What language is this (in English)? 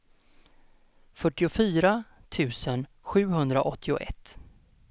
Swedish